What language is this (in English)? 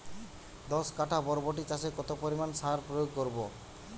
Bangla